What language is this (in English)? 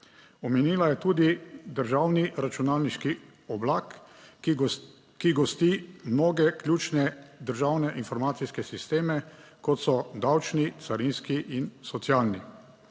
Slovenian